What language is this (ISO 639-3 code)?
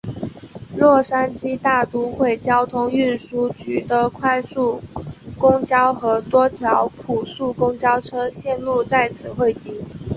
zho